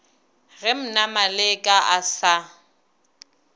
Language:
Northern Sotho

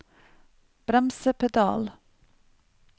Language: Norwegian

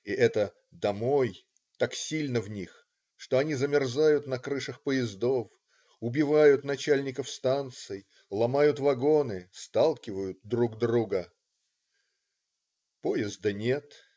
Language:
Russian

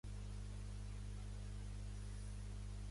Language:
Catalan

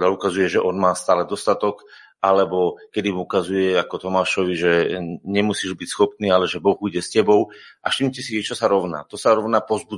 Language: Slovak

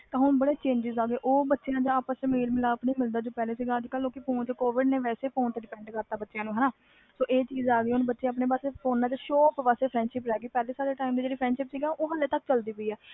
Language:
Punjabi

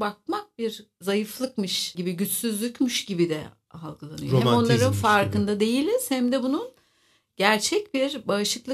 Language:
Turkish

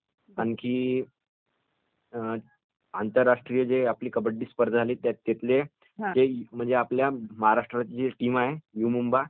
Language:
Marathi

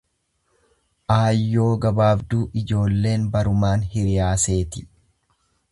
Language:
Oromo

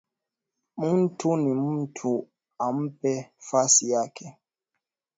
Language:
Swahili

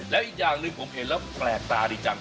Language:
Thai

